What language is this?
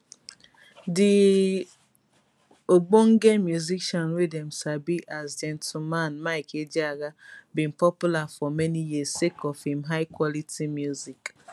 Nigerian Pidgin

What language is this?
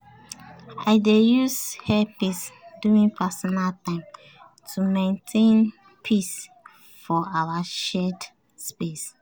Nigerian Pidgin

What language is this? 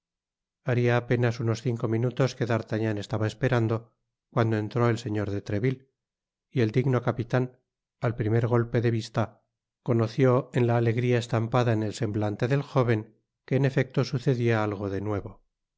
Spanish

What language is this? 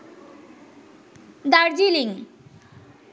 Bangla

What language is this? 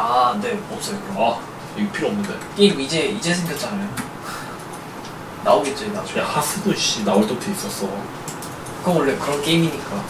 Korean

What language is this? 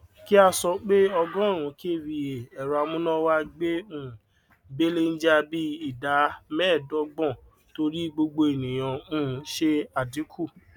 Yoruba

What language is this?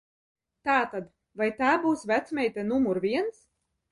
Latvian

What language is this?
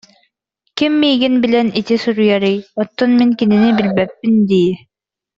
Yakut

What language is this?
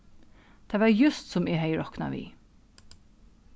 Faroese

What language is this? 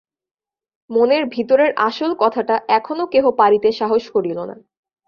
Bangla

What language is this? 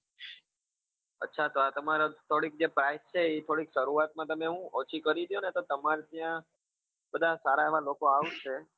Gujarati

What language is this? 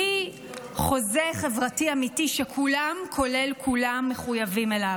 Hebrew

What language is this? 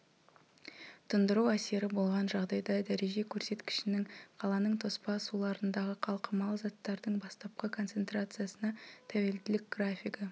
Kazakh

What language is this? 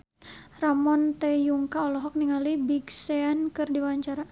Sundanese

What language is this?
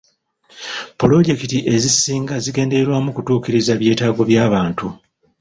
Ganda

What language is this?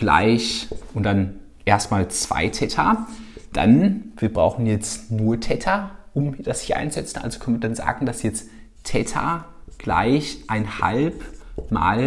German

